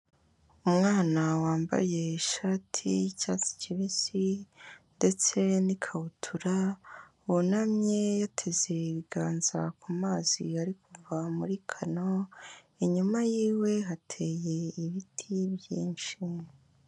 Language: Kinyarwanda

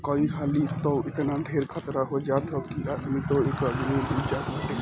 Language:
Bhojpuri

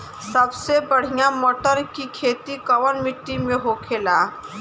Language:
Bhojpuri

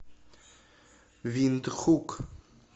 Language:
Russian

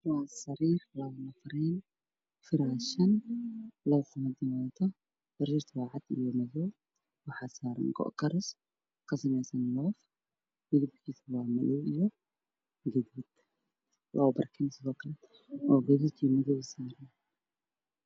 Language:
Somali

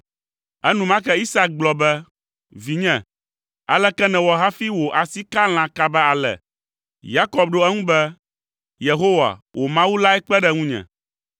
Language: Ewe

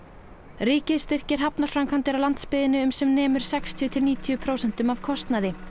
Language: Icelandic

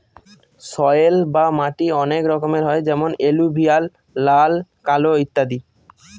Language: Bangla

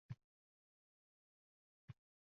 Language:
Uzbek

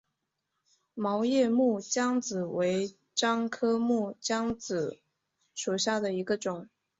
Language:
Chinese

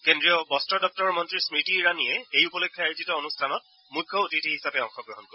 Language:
Assamese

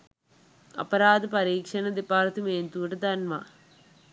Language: Sinhala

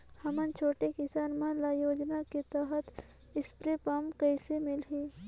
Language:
Chhattisgarhi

